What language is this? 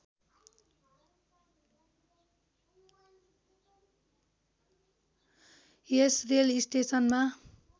Nepali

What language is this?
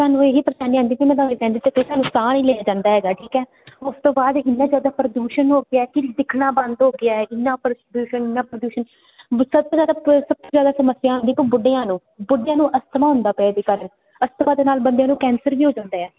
Punjabi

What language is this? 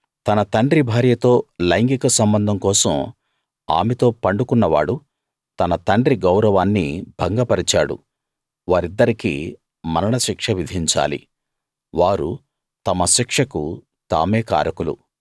Telugu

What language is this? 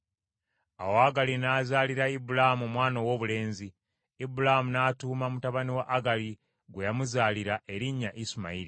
Ganda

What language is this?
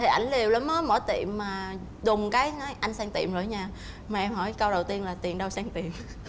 Vietnamese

